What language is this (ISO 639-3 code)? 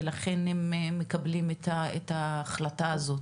heb